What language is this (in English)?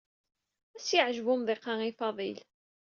Kabyle